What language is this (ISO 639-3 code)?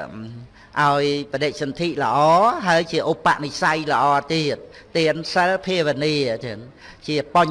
vie